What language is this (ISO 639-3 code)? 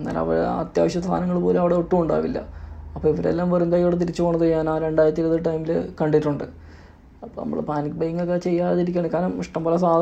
mal